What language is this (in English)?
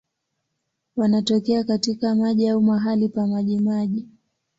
Swahili